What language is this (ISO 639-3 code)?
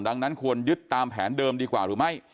tha